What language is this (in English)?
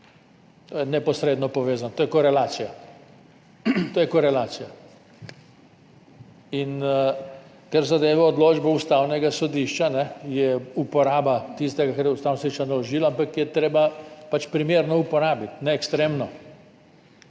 Slovenian